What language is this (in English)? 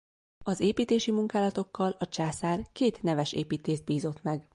Hungarian